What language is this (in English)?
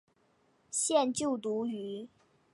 Chinese